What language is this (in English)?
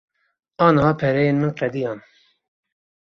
Kurdish